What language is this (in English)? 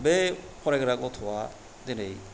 Bodo